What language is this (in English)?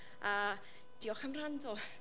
Welsh